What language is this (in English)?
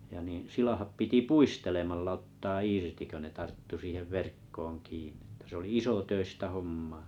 Finnish